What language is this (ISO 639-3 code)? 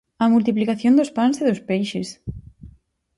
glg